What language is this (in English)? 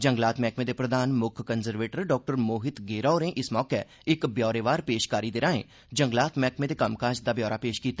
Dogri